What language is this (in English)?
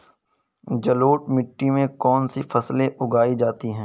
Hindi